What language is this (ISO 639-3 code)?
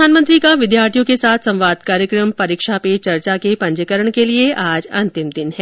hin